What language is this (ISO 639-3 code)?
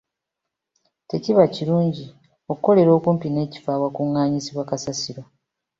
lug